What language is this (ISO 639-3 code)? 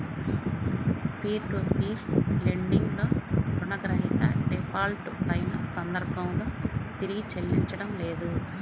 tel